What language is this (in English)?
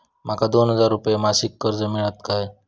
Marathi